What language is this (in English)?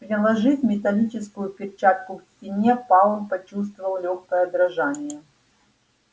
Russian